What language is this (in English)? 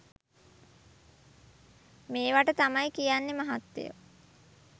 Sinhala